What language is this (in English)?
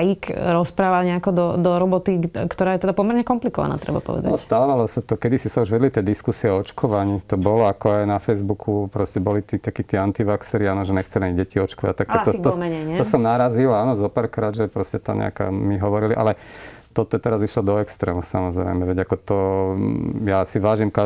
Slovak